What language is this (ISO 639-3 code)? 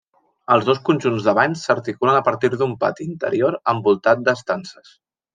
cat